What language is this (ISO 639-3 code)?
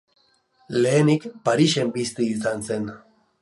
eus